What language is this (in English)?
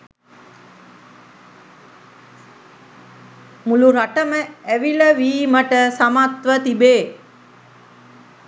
Sinhala